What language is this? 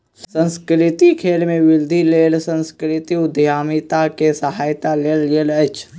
Maithili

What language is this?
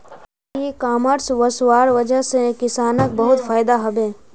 Magahi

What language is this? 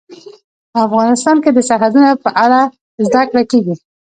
Pashto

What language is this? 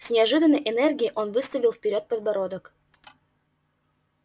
Russian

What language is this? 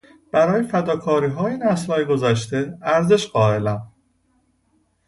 Persian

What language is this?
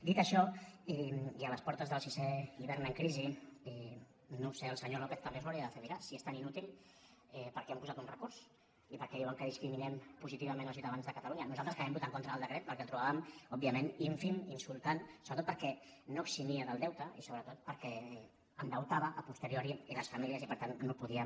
Catalan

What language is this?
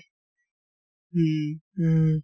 Assamese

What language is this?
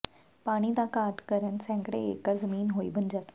Punjabi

